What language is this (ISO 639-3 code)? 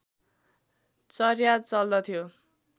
nep